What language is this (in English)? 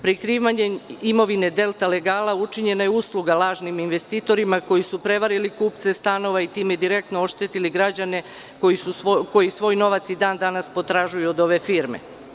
Serbian